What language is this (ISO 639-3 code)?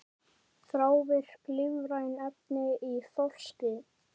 isl